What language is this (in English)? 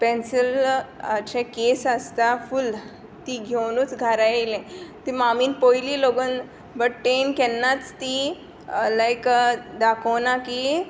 Konkani